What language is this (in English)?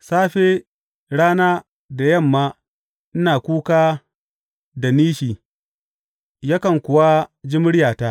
Hausa